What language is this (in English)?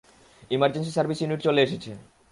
Bangla